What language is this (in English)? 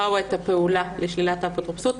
Hebrew